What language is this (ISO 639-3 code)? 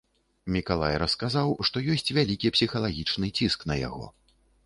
bel